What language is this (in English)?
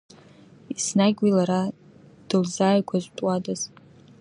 Abkhazian